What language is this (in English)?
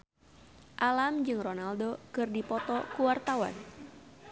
Sundanese